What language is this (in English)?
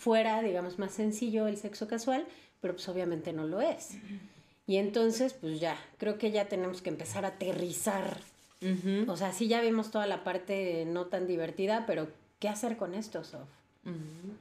Spanish